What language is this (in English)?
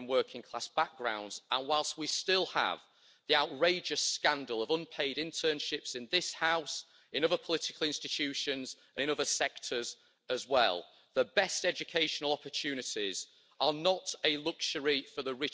English